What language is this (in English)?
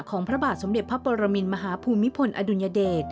Thai